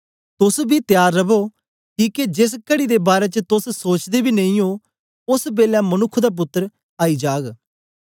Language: Dogri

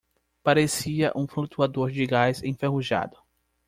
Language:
Portuguese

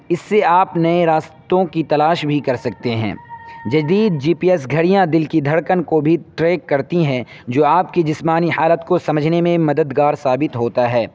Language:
Urdu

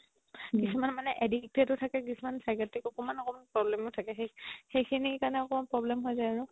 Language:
Assamese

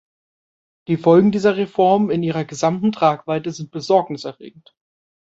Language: German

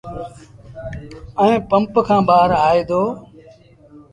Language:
Sindhi Bhil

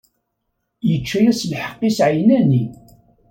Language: Kabyle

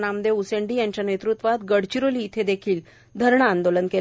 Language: Marathi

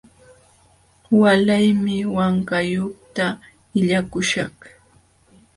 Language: Jauja Wanca Quechua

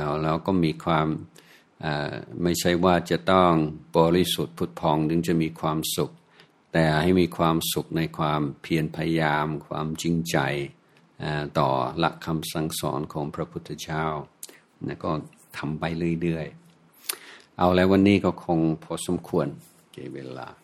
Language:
Thai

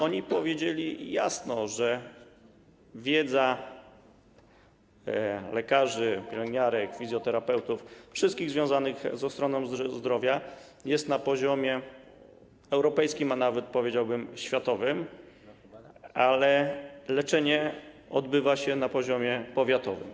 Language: Polish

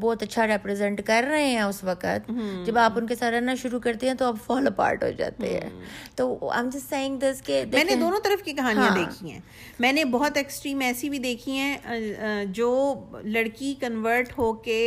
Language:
Urdu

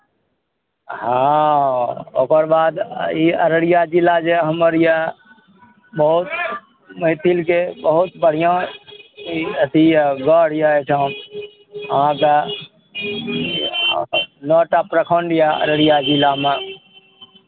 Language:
Maithili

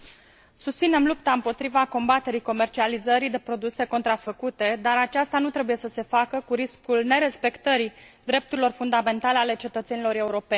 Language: Romanian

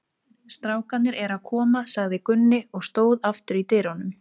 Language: Icelandic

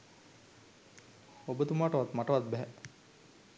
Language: Sinhala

